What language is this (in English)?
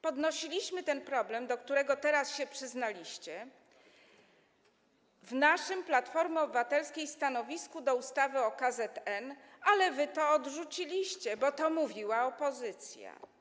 Polish